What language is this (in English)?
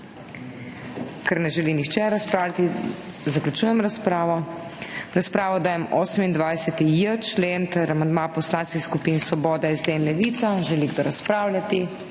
Slovenian